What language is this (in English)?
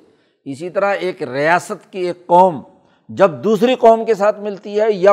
Urdu